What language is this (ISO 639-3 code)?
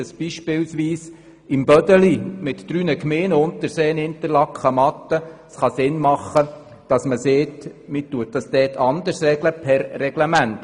gsw